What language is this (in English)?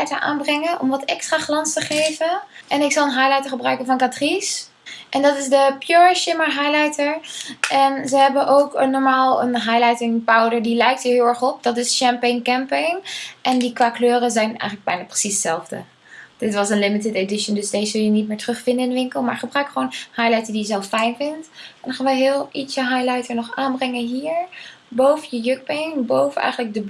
Dutch